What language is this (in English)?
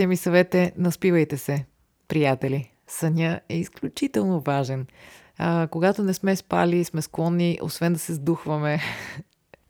Bulgarian